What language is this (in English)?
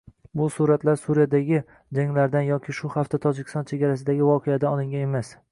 Uzbek